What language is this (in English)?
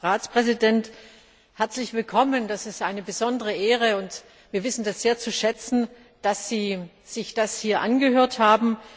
German